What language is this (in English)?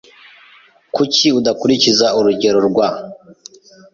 Kinyarwanda